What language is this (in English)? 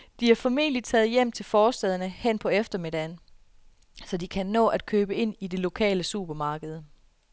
Danish